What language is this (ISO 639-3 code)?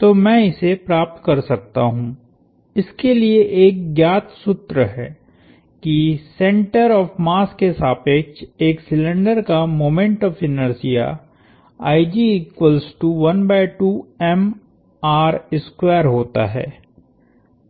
hin